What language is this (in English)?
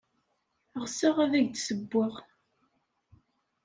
Kabyle